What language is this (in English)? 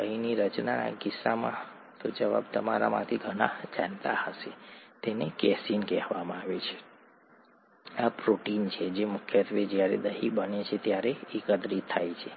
Gujarati